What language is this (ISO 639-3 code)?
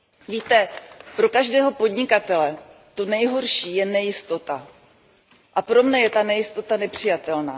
ces